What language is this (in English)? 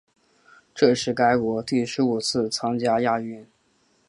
Chinese